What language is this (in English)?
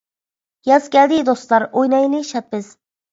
Uyghur